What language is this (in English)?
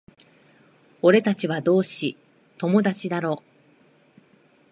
Japanese